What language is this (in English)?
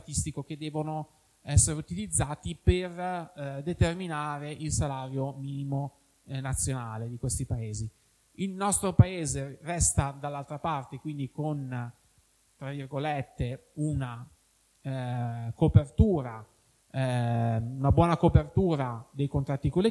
Italian